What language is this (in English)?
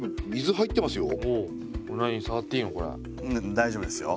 Japanese